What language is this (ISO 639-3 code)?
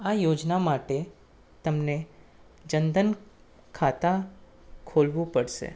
guj